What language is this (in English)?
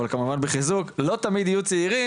Hebrew